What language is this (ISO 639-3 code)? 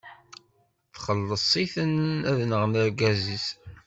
kab